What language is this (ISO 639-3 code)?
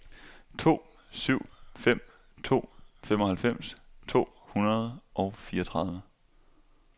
dan